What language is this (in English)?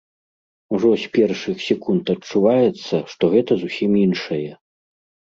Belarusian